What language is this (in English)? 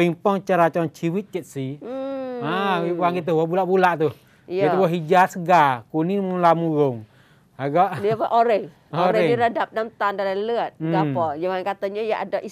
Malay